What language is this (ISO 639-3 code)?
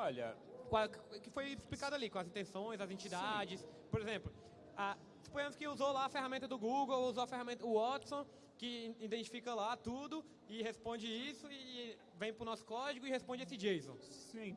por